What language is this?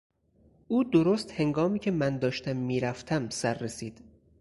Persian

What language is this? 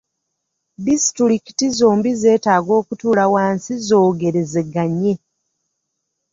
Ganda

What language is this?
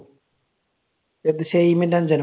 Malayalam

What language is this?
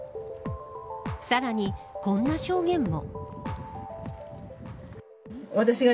Japanese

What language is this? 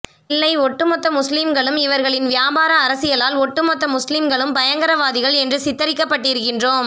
Tamil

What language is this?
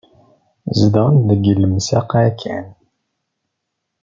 Kabyle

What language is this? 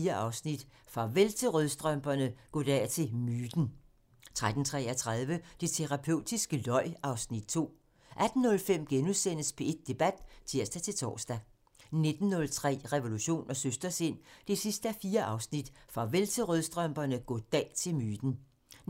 Danish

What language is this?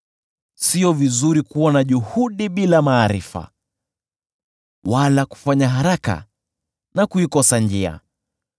Swahili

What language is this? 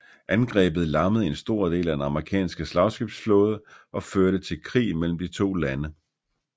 Danish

